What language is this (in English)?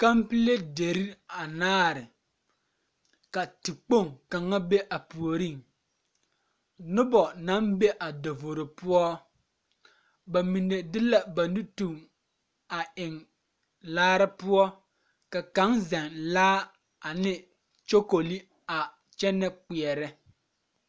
Southern Dagaare